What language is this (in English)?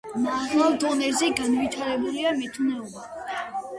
Georgian